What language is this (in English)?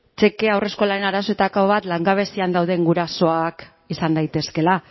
Basque